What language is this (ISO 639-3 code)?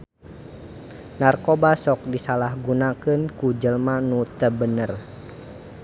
sun